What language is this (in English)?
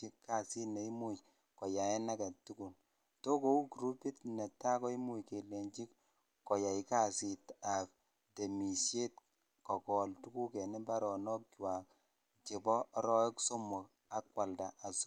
Kalenjin